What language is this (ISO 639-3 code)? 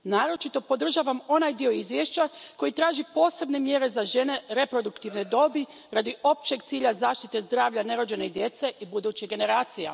hrv